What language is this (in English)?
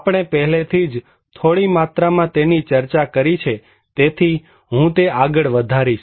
Gujarati